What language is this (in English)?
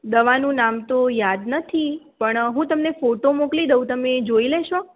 Gujarati